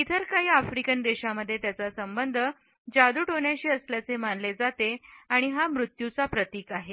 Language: Marathi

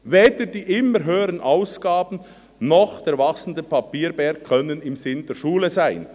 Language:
Swiss German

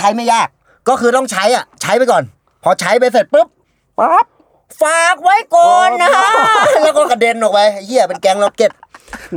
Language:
Thai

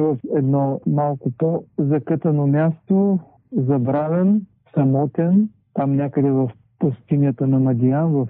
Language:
Bulgarian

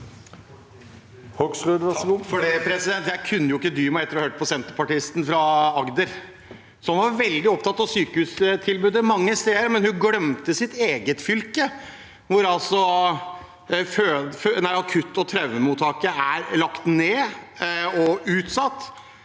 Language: Norwegian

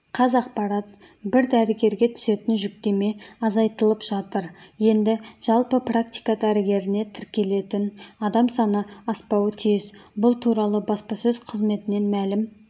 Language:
Kazakh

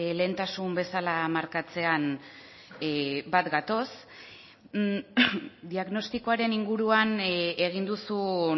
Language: Basque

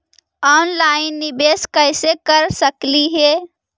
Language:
Magahi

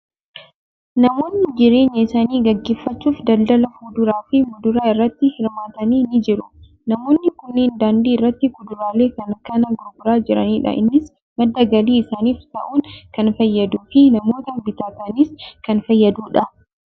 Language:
Oromo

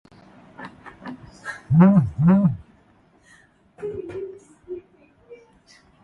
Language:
Swahili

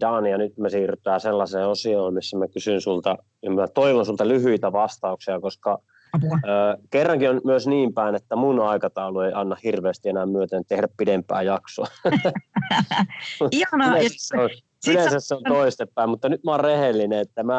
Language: Finnish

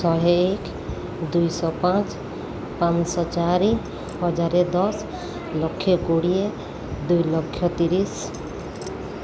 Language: Odia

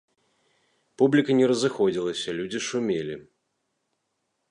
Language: Belarusian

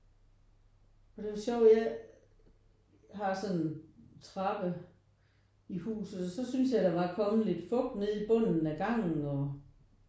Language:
Danish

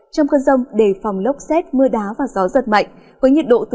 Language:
Vietnamese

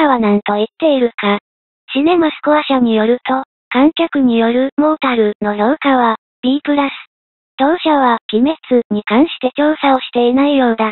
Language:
Japanese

